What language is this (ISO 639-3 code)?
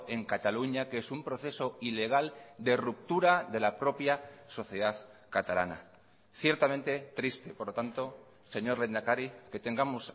spa